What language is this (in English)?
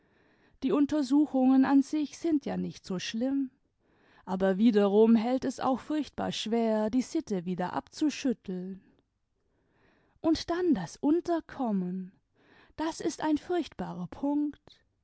German